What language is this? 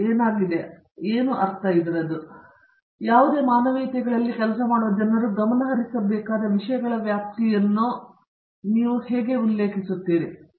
Kannada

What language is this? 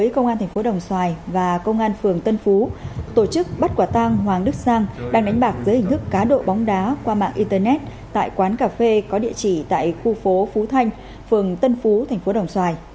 Vietnamese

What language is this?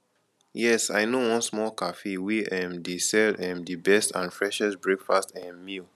Nigerian Pidgin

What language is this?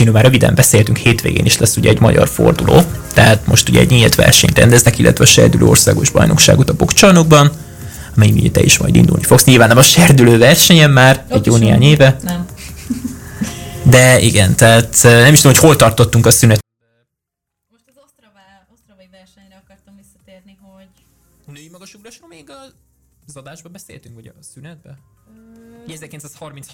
Hungarian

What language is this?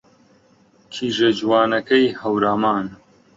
Central Kurdish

